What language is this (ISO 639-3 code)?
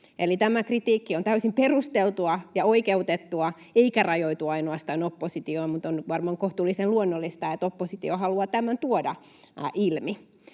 fin